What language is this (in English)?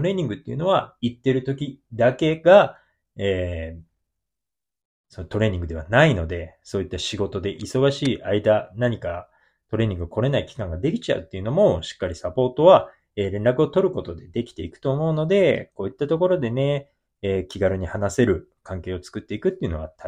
Japanese